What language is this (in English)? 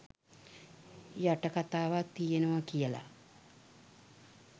Sinhala